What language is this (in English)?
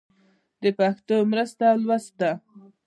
Pashto